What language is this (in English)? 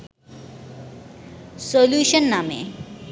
Bangla